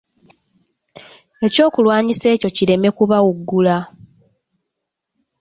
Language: Ganda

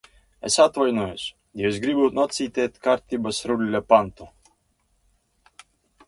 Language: Latvian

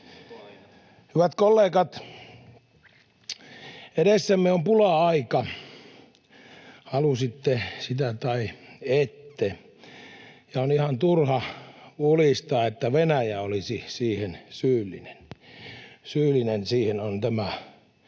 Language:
Finnish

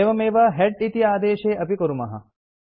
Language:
Sanskrit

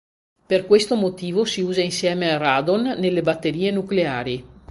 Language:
Italian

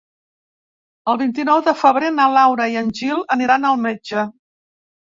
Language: Catalan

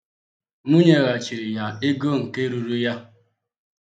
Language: Igbo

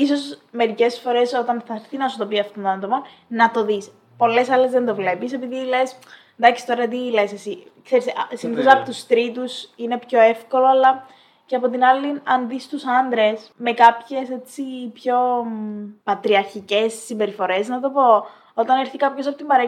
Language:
Greek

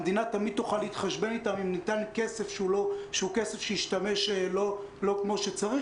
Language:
Hebrew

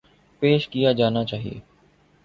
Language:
Urdu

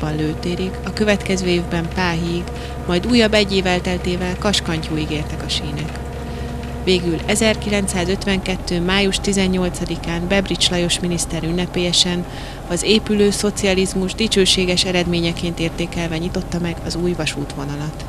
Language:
Hungarian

